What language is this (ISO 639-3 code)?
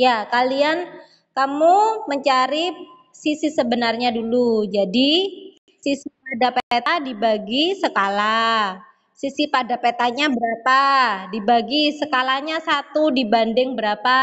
ind